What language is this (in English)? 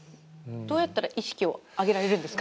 Japanese